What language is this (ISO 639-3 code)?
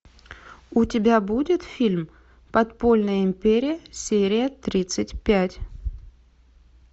rus